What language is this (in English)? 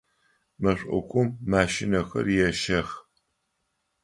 Adyghe